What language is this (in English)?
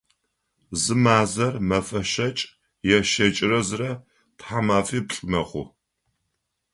Adyghe